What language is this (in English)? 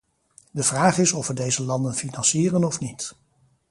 Dutch